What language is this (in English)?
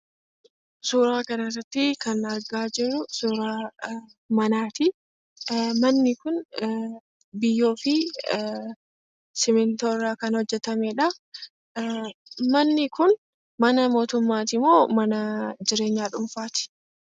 Oromo